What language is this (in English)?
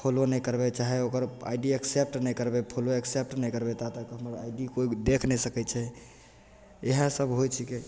Maithili